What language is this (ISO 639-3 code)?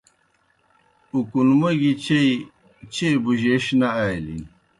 plk